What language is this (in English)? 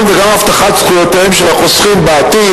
Hebrew